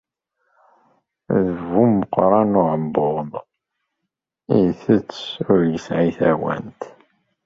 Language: Kabyle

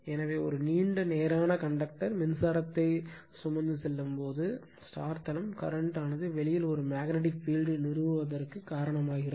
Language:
Tamil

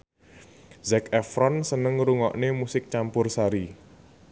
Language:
Javanese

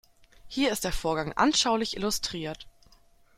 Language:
German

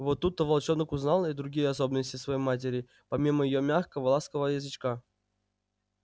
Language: Russian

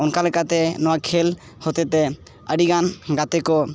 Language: Santali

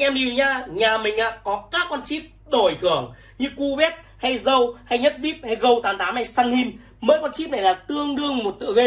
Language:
Vietnamese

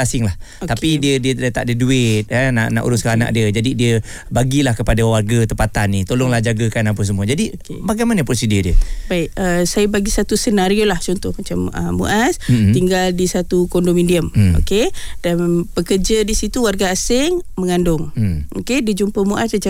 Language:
Malay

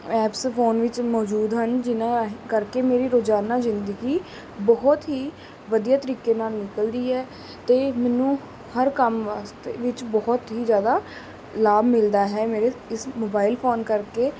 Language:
Punjabi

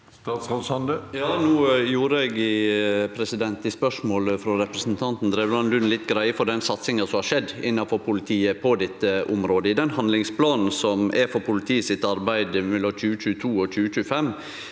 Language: Norwegian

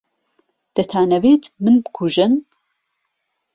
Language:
Central Kurdish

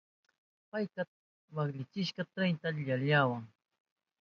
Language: Southern Pastaza Quechua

